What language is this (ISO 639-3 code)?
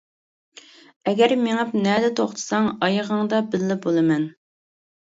uig